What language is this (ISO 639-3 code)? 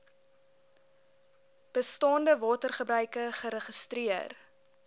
afr